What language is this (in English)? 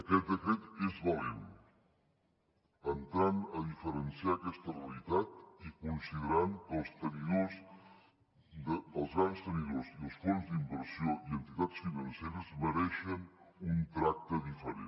Catalan